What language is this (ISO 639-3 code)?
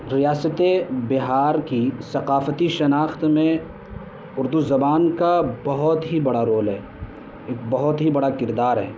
urd